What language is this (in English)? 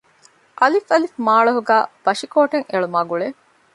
Divehi